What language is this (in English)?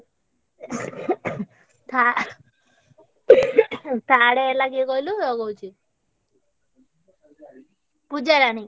Odia